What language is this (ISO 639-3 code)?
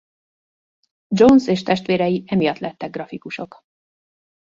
hun